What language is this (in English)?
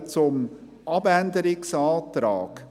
Swiss German